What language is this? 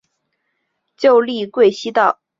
Chinese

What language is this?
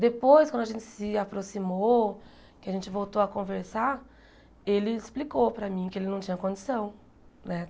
Portuguese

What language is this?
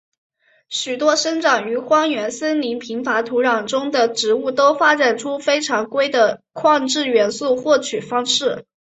Chinese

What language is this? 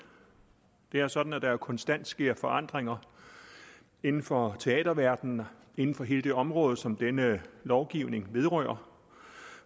Danish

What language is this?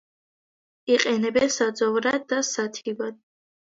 Georgian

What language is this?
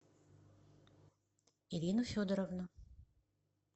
Russian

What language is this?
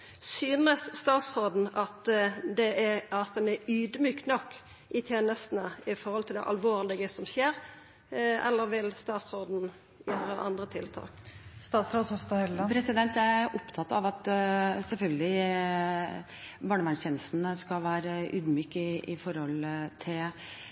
Norwegian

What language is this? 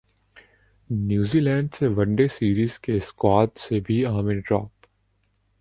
Urdu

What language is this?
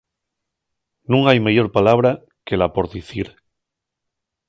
Asturian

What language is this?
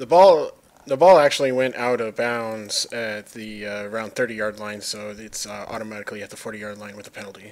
English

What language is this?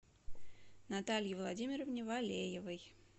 Russian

